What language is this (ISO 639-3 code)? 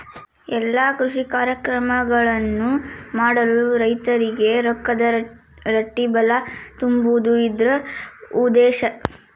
kan